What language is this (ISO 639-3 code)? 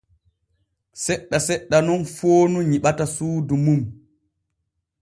fue